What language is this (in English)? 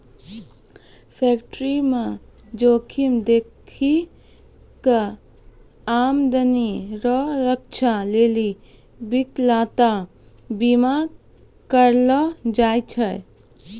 Maithili